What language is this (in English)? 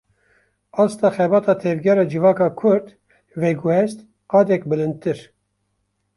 Kurdish